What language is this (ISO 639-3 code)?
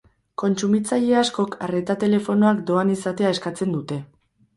eus